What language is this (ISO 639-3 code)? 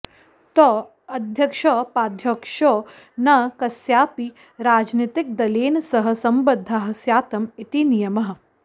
san